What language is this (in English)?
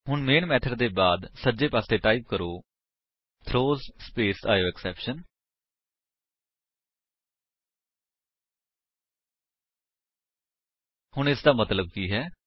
Punjabi